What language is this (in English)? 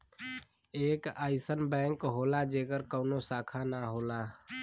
Bhojpuri